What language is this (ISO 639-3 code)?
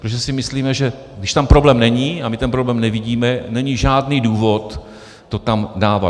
ces